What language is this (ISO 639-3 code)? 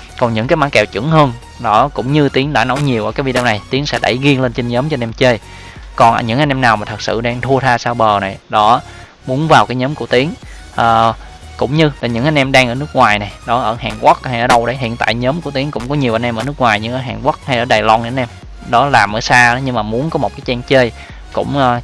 vie